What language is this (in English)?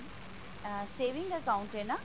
Punjabi